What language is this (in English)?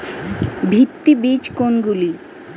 Bangla